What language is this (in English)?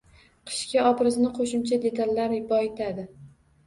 Uzbek